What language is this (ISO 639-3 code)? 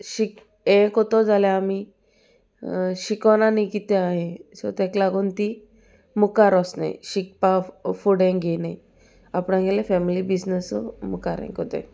kok